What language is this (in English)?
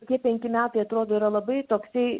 Lithuanian